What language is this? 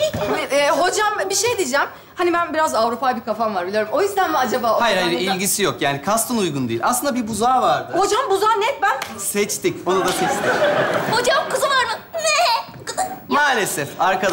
Turkish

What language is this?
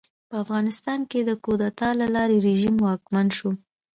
Pashto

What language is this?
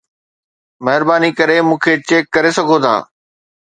Sindhi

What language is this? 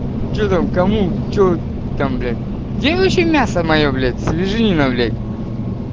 Russian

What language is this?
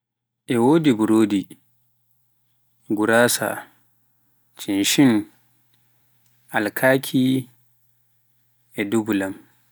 Pular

